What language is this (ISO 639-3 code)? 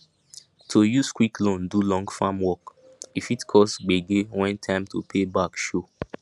pcm